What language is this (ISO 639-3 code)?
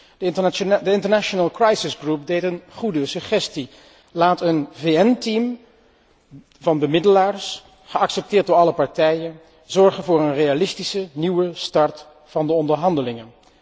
nld